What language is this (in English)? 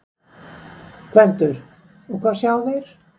Icelandic